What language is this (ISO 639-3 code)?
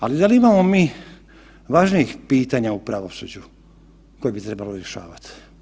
hrv